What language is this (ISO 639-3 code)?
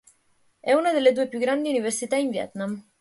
ita